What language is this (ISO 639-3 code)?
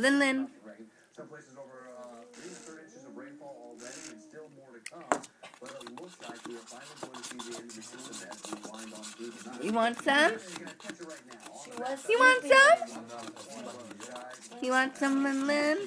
eng